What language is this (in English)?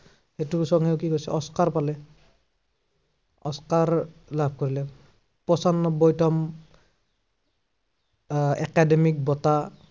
Assamese